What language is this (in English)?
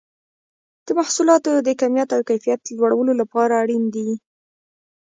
Pashto